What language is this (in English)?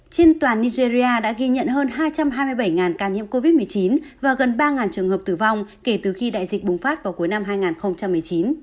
Vietnamese